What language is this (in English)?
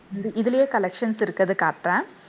Tamil